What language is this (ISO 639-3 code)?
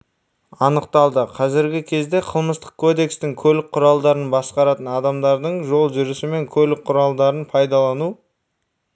kaz